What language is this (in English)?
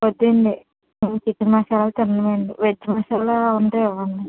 Telugu